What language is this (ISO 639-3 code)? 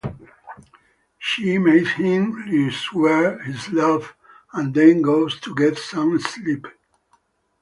eng